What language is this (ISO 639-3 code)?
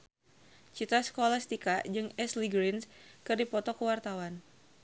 sun